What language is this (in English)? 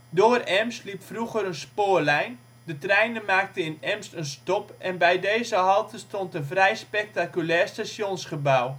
Dutch